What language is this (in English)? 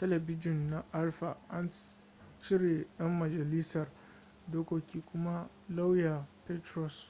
Hausa